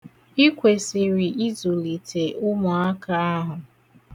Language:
Igbo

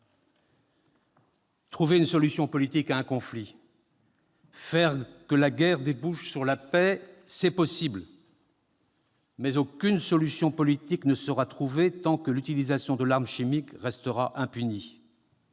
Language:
French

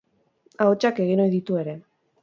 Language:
Basque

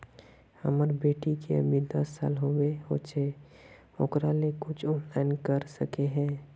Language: Magahi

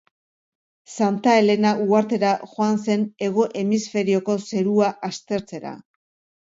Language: Basque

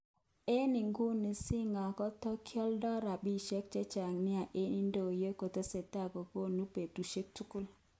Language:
Kalenjin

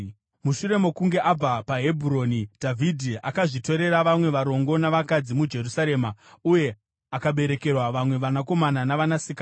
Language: Shona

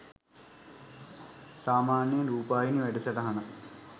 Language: Sinhala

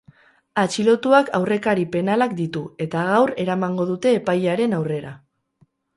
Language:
Basque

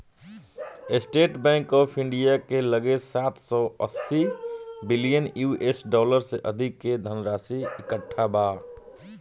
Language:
Bhojpuri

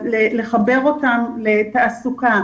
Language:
Hebrew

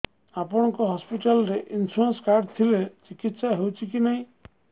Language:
Odia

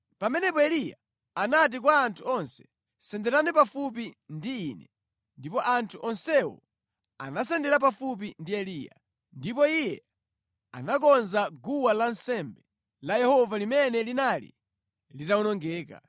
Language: Nyanja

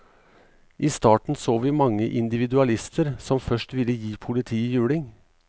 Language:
Norwegian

